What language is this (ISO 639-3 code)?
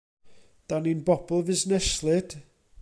cym